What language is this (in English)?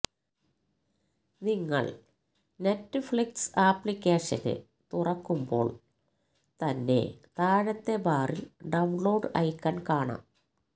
Malayalam